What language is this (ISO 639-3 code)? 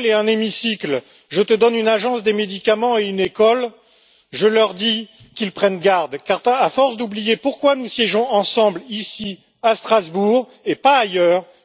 fra